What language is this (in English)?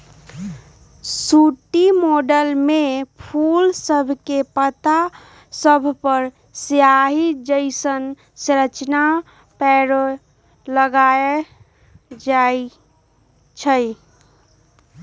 Magahi